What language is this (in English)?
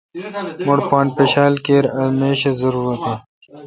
Kalkoti